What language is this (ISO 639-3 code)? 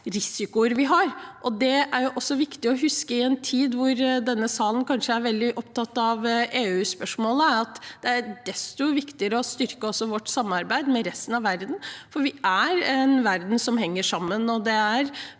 nor